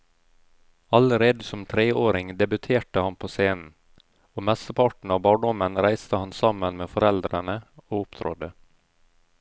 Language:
Norwegian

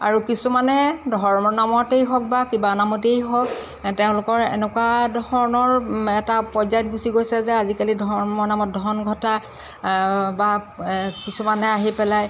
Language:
Assamese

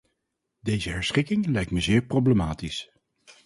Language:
Dutch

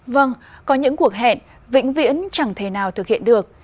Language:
Vietnamese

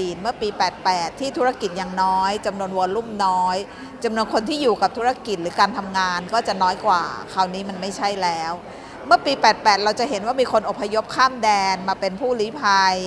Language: Thai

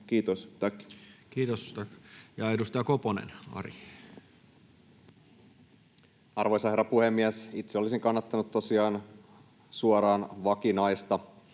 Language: Finnish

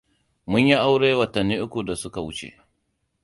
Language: Hausa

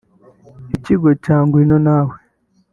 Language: Kinyarwanda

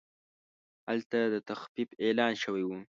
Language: Pashto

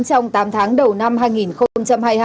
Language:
Vietnamese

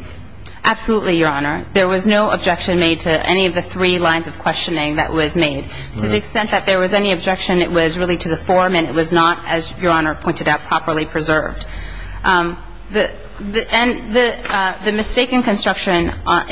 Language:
English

